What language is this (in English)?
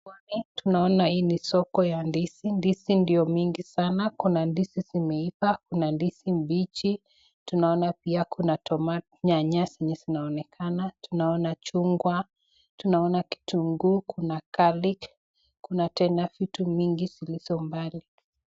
Swahili